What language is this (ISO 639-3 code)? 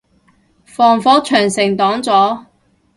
yue